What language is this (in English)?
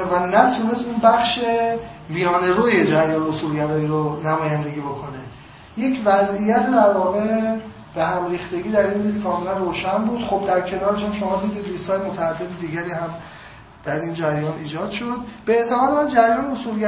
Persian